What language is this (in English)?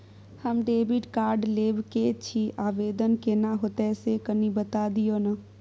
Maithili